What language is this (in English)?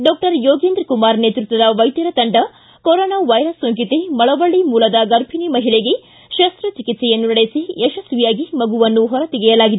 Kannada